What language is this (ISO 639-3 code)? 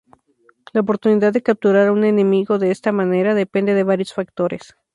spa